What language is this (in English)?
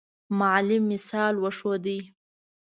Pashto